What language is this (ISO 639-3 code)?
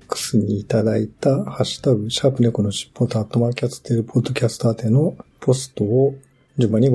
jpn